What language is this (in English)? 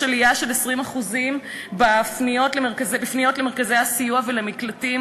Hebrew